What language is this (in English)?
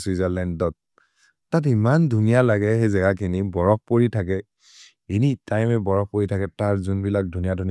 Maria (India)